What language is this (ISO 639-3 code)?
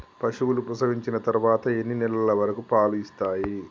tel